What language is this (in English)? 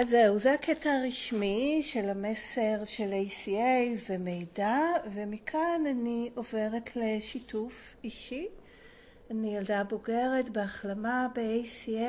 Hebrew